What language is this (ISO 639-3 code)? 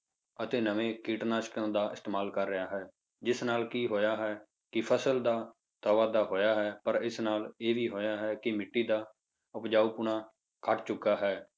pan